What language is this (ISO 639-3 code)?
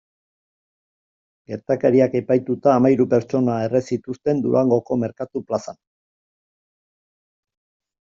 eus